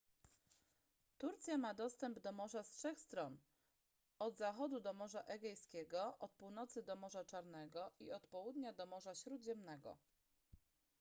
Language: Polish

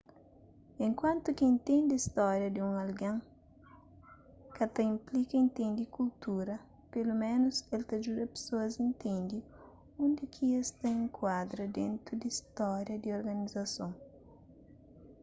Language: Kabuverdianu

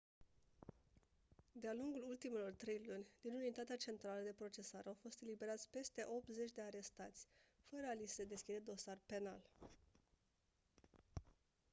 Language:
Romanian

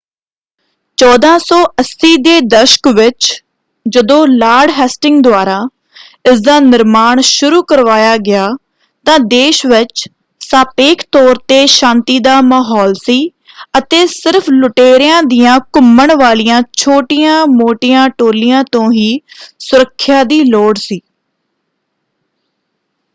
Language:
Punjabi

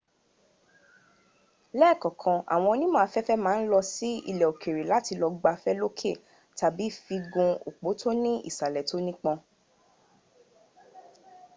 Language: Yoruba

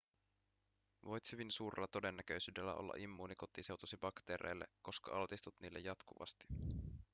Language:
Finnish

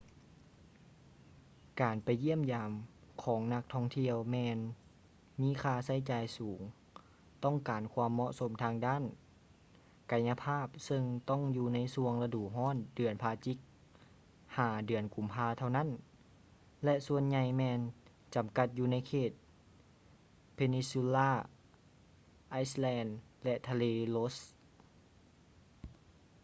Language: Lao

